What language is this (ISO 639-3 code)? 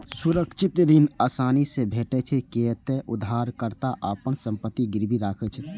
mai